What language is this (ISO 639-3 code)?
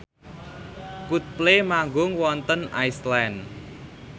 jav